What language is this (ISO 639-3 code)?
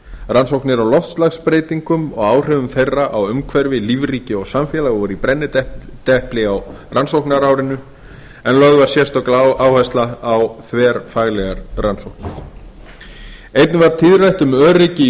isl